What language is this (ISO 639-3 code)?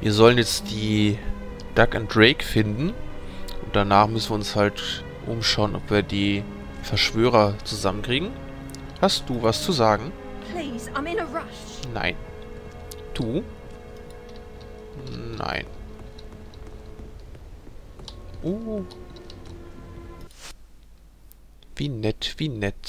deu